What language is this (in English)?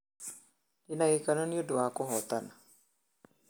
Kikuyu